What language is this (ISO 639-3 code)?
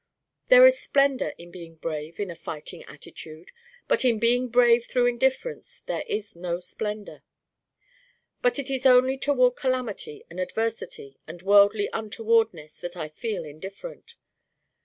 eng